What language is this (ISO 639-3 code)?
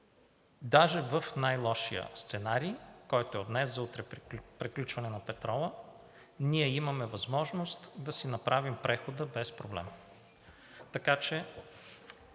bul